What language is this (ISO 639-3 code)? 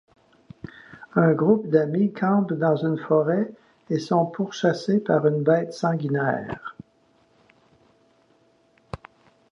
fra